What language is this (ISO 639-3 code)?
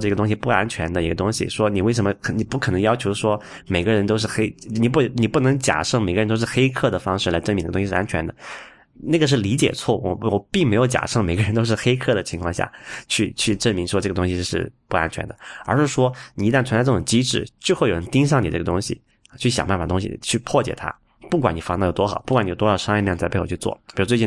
zho